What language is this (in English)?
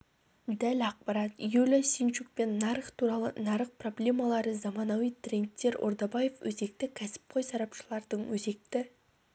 Kazakh